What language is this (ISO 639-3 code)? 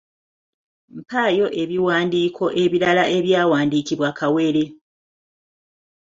lug